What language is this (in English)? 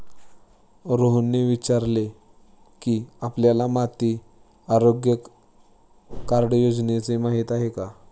Marathi